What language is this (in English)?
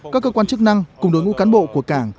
Vietnamese